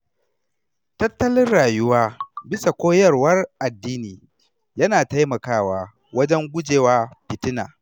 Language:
Hausa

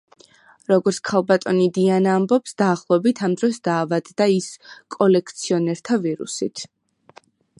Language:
Georgian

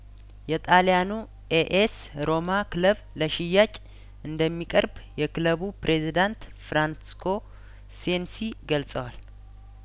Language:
Amharic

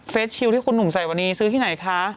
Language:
Thai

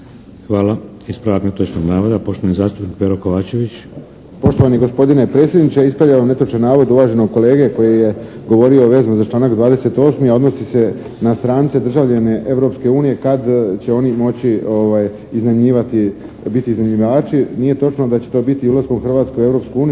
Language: Croatian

